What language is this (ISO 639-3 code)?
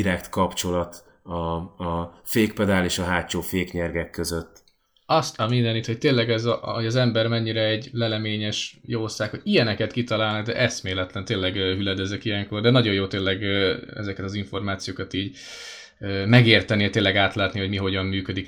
hun